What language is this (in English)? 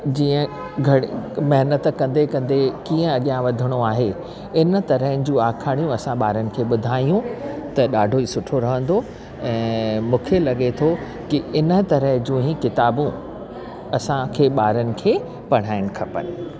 Sindhi